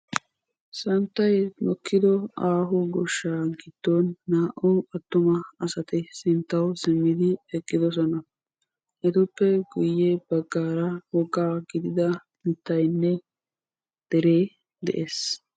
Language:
Wolaytta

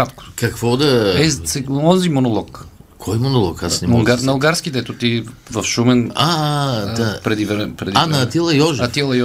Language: Bulgarian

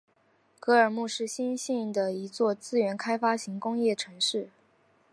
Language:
Chinese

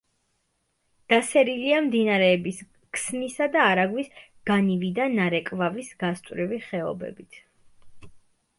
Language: Georgian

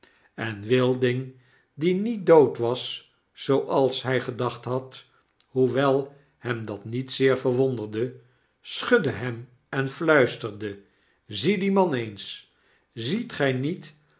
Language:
Dutch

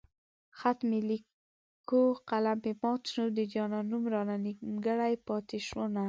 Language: Pashto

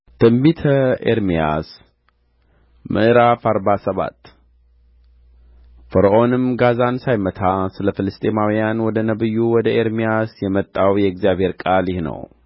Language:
Amharic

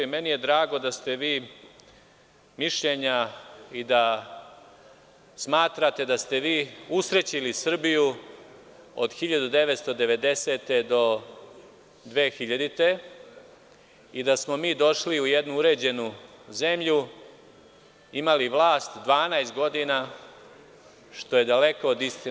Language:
Serbian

